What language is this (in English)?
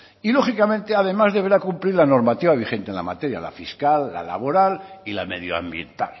Spanish